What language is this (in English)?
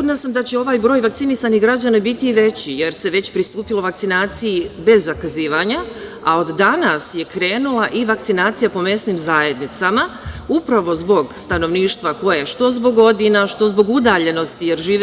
Serbian